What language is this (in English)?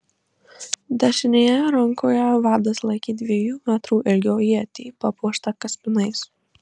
Lithuanian